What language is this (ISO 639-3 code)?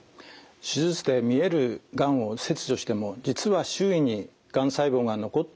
jpn